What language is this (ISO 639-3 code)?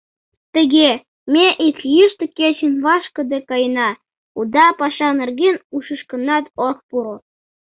chm